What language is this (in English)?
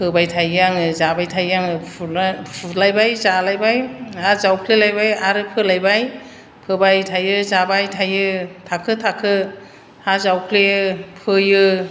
Bodo